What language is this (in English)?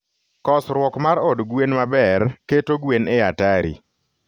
Luo (Kenya and Tanzania)